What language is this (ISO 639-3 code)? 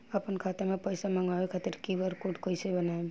bho